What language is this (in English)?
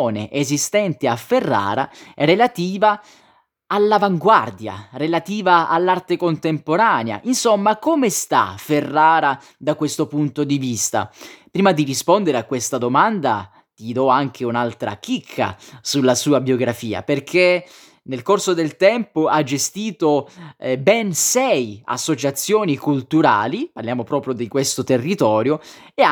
Italian